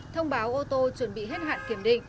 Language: Vietnamese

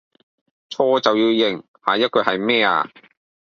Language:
Cantonese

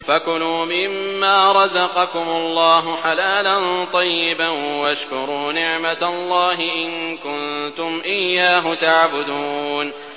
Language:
Arabic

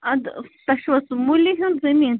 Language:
Kashmiri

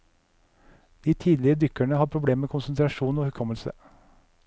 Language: Norwegian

